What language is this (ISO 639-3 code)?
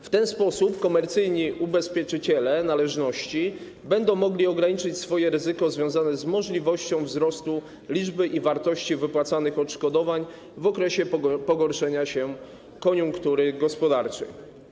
pol